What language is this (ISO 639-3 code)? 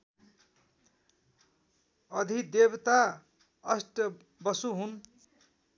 nep